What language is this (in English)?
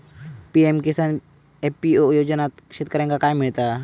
Marathi